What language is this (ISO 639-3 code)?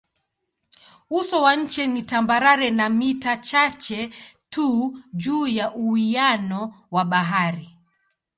swa